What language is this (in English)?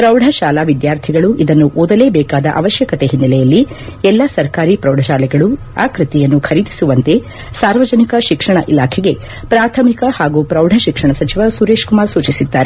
Kannada